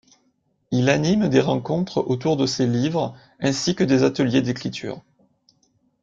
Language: French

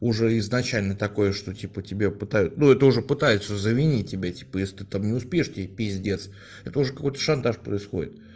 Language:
Russian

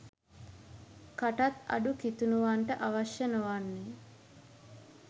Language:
Sinhala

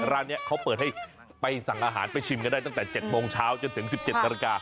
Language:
Thai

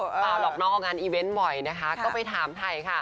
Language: Thai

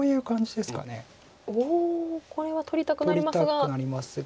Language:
Japanese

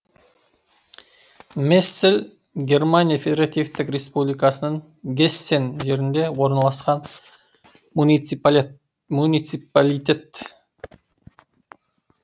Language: Kazakh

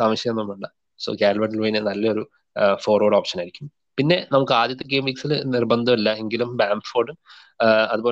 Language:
Malayalam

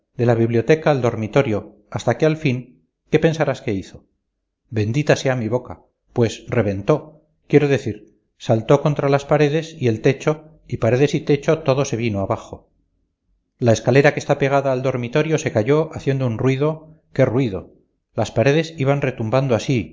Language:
Spanish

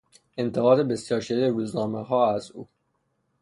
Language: Persian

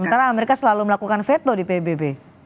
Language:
Indonesian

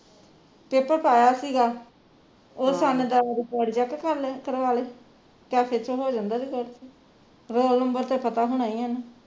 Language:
Punjabi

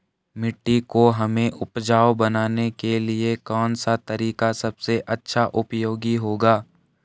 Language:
Hindi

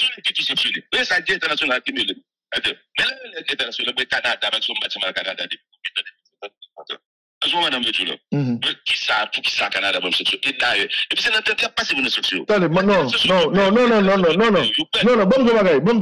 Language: French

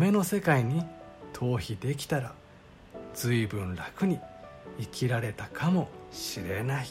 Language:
Japanese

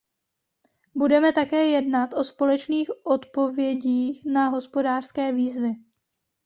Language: Czech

